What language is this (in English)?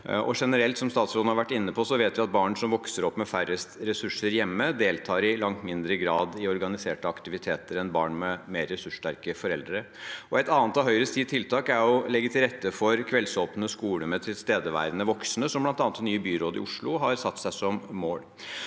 Norwegian